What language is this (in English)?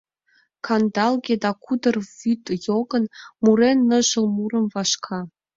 Mari